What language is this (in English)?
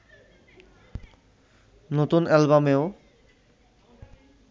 Bangla